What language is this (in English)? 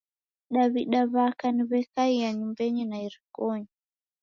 Taita